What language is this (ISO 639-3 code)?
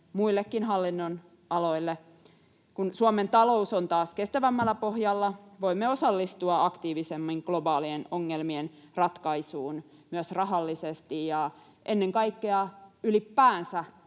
fin